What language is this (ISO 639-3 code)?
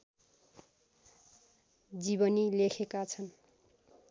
nep